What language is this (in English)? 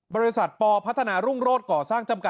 Thai